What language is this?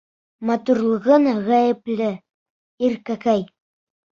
Bashkir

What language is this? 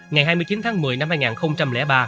Vietnamese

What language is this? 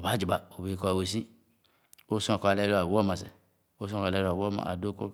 Khana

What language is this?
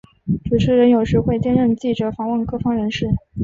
Chinese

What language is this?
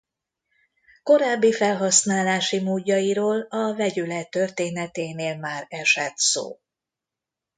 Hungarian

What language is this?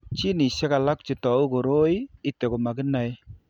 Kalenjin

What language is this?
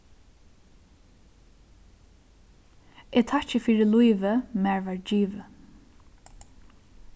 Faroese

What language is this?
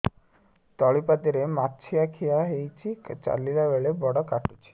Odia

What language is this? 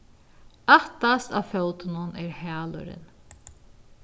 Faroese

